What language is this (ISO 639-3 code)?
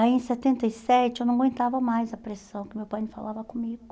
por